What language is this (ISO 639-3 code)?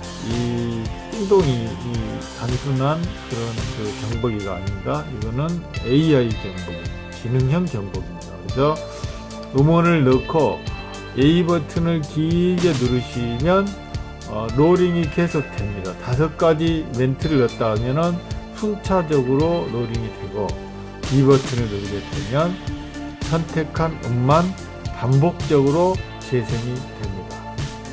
kor